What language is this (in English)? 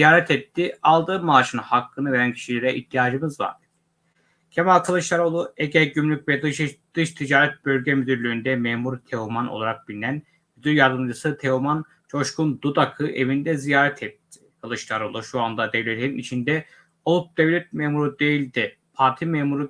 Turkish